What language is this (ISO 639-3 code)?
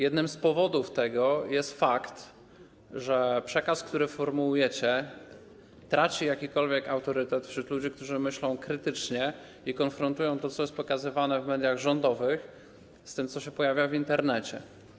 pol